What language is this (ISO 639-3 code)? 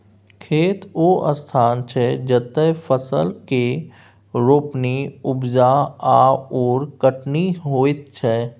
mai